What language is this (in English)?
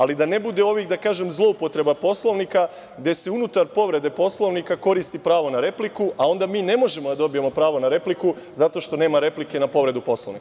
Serbian